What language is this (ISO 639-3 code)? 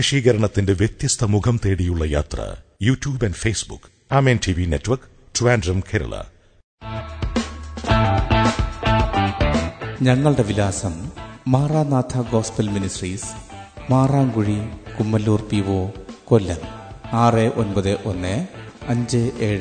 mal